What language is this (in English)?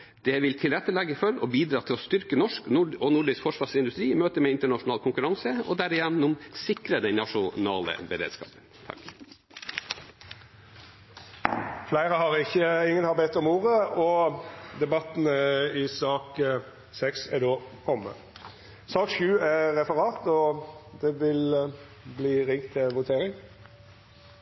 Norwegian